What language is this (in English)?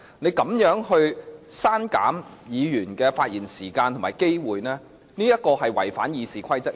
Cantonese